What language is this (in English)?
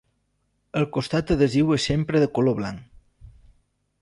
Catalan